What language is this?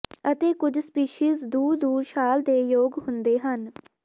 Punjabi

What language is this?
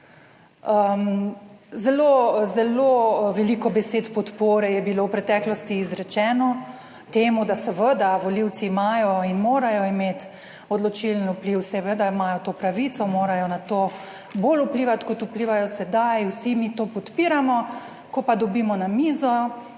Slovenian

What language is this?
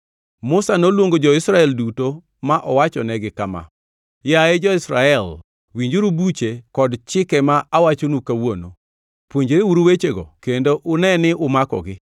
Luo (Kenya and Tanzania)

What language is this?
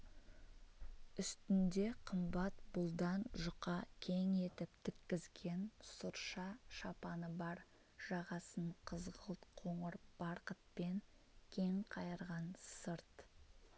Kazakh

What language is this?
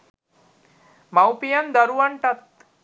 Sinhala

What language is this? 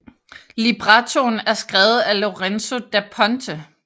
Danish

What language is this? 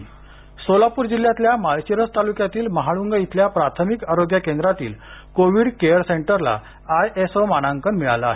Marathi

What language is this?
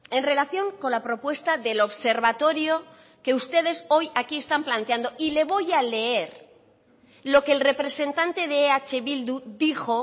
Spanish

